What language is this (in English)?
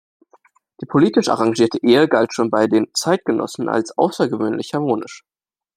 German